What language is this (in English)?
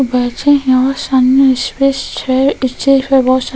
Hindi